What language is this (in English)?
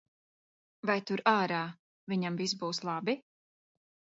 Latvian